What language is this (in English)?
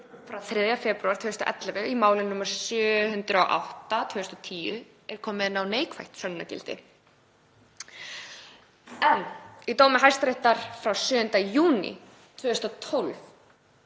Icelandic